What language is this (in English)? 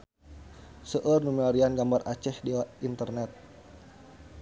Sundanese